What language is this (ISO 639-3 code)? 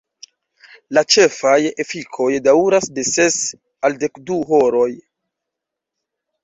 epo